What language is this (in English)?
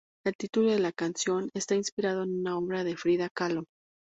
Spanish